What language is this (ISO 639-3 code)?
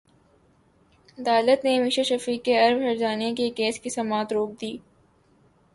urd